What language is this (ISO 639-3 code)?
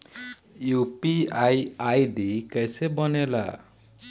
bho